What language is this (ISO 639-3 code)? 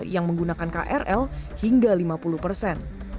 ind